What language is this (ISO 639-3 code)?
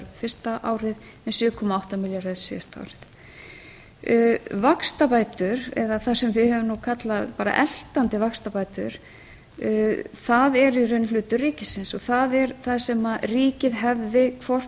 isl